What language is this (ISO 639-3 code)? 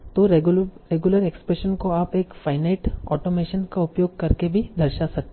hin